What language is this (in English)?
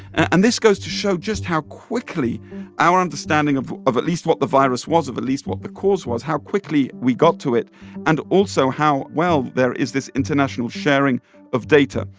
English